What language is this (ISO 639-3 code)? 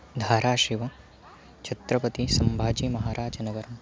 san